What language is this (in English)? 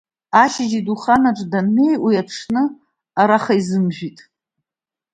Abkhazian